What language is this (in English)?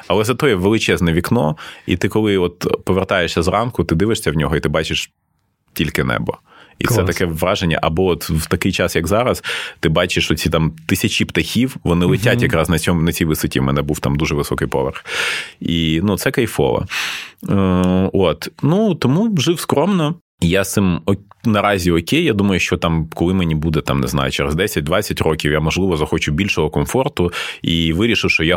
Ukrainian